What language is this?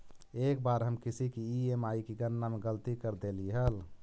Magahi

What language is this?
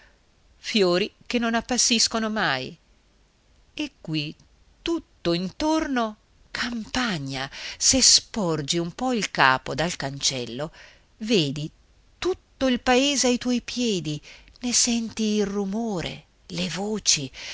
Italian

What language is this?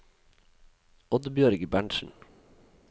Norwegian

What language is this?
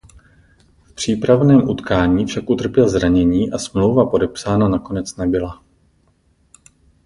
Czech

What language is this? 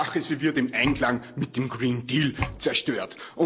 German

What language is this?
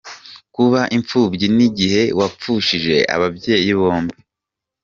Kinyarwanda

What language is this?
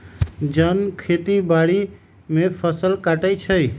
Magahi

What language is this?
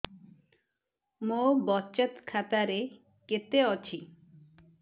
Odia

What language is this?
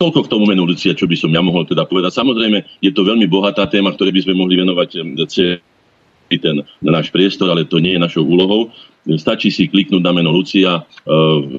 Slovak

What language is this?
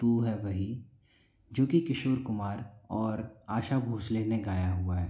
Hindi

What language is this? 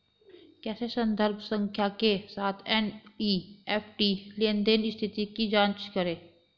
Hindi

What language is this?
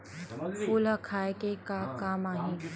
Chhattisgarhi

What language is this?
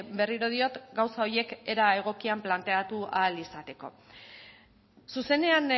Basque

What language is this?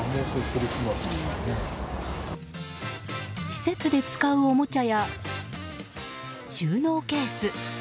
Japanese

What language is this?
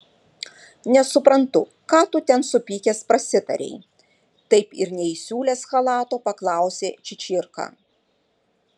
Lithuanian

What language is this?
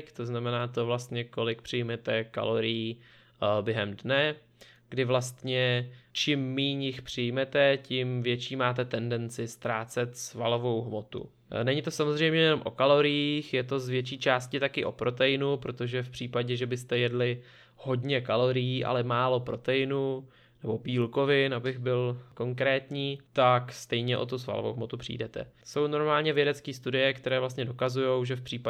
Czech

